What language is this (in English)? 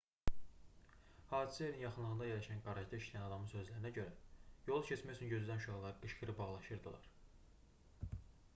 Azerbaijani